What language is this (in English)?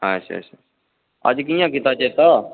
Dogri